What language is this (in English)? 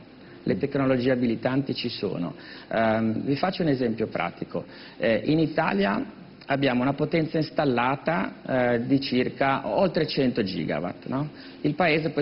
Italian